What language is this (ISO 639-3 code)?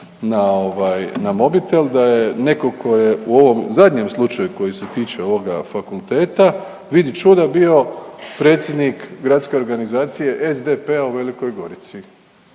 hrv